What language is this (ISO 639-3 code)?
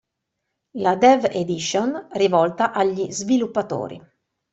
ita